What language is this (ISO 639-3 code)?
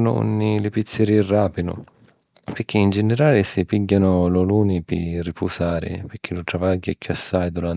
scn